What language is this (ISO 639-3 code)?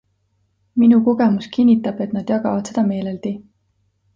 est